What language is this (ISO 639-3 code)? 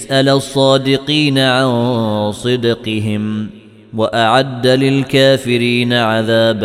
ara